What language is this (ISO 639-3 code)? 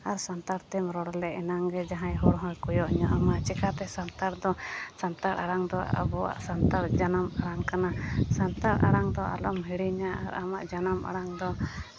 sat